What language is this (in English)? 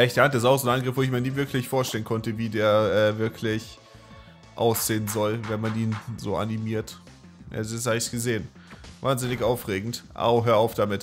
German